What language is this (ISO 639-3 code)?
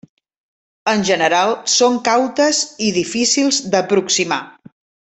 cat